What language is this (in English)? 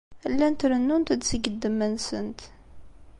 Kabyle